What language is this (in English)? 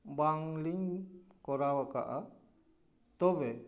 Santali